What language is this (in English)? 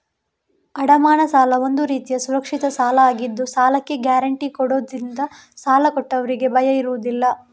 Kannada